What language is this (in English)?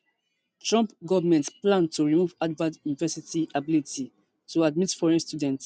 Nigerian Pidgin